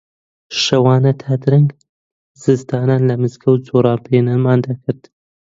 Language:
Central Kurdish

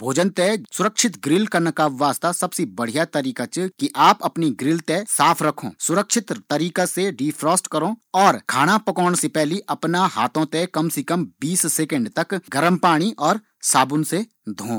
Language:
Garhwali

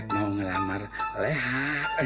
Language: Indonesian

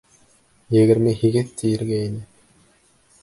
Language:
Bashkir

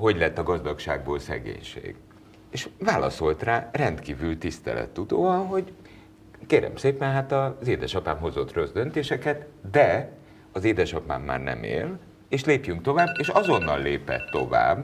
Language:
Hungarian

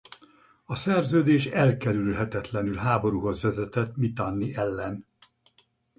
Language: Hungarian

